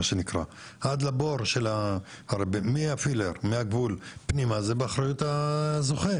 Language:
Hebrew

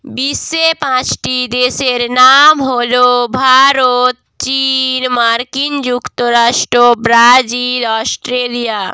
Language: Bangla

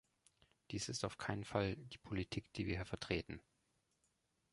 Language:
German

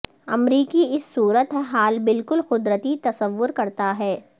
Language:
Urdu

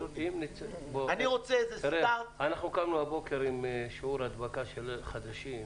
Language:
Hebrew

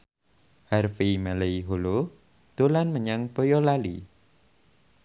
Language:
Javanese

